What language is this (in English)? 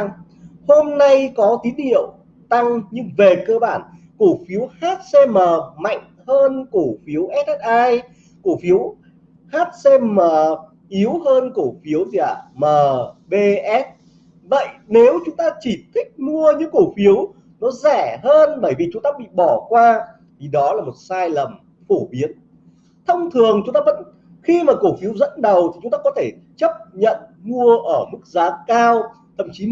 Vietnamese